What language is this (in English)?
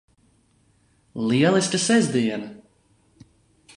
Latvian